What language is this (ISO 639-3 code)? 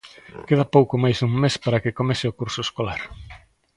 glg